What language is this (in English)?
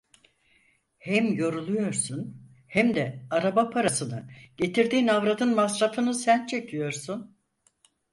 Turkish